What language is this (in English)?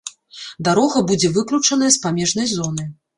Belarusian